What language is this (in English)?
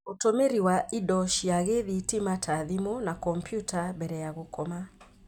Kikuyu